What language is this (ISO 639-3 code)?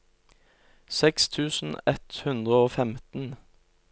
nor